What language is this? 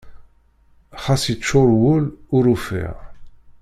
Kabyle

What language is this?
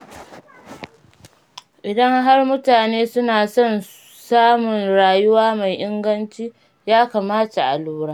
Hausa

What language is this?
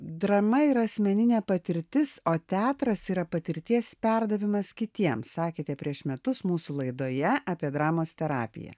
Lithuanian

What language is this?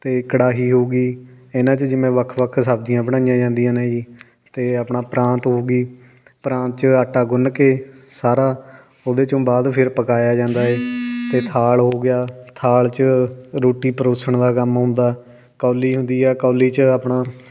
Punjabi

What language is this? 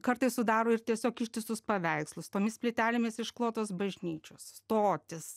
Lithuanian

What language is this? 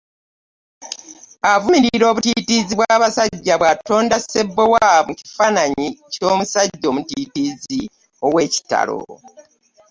Ganda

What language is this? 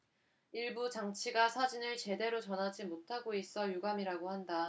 Korean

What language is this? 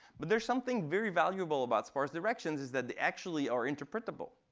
English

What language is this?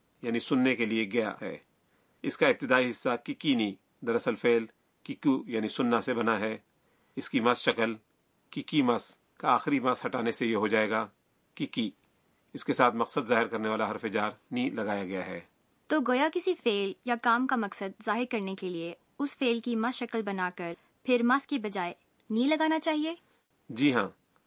Urdu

